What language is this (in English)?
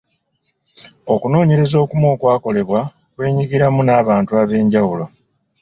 Ganda